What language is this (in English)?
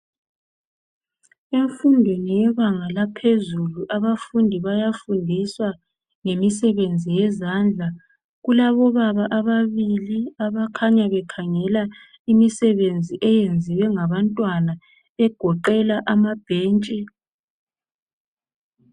North Ndebele